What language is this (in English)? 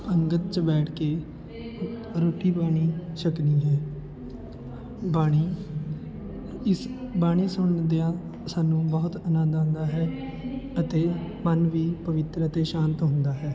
Punjabi